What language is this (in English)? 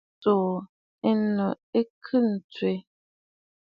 Bafut